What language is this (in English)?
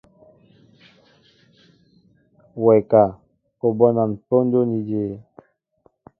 Mbo (Cameroon)